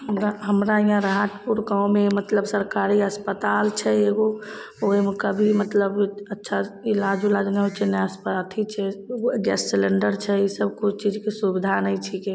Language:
Maithili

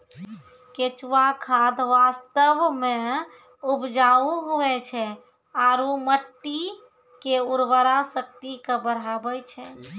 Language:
Maithili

